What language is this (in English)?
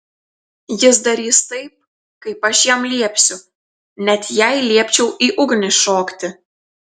Lithuanian